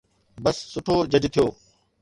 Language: Sindhi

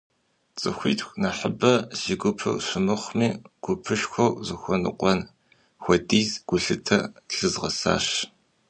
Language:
Kabardian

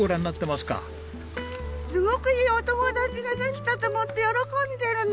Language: Japanese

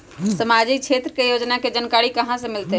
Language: Magahi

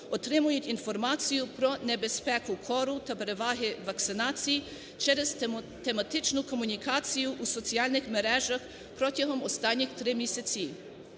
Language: Ukrainian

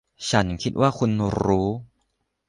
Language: Thai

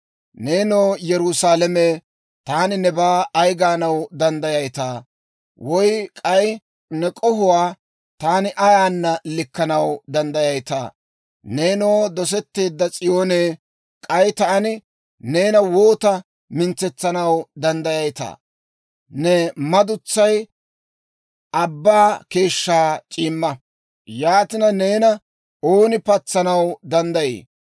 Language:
Dawro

